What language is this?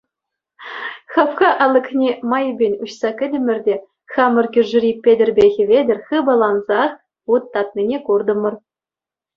Chuvash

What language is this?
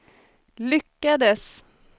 Swedish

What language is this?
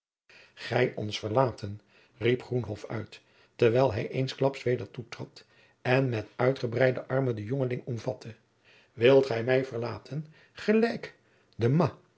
Dutch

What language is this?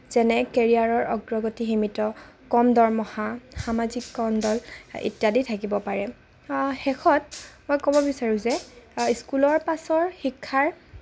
Assamese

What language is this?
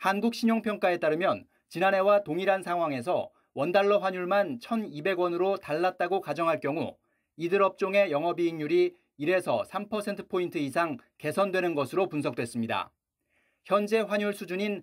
Korean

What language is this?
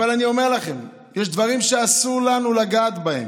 Hebrew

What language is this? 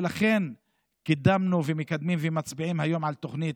Hebrew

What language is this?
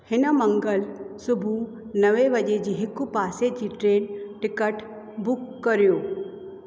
Sindhi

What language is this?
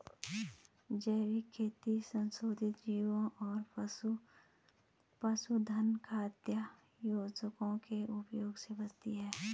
Hindi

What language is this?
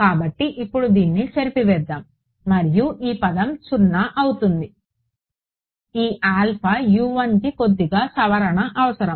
Telugu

